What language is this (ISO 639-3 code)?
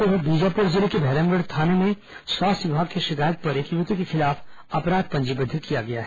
hin